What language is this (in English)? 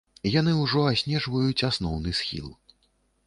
Belarusian